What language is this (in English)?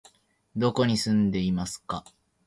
Japanese